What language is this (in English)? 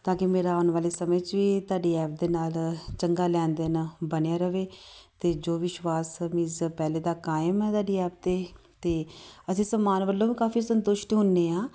Punjabi